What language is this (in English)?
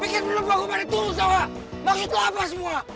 Indonesian